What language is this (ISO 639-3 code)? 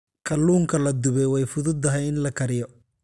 som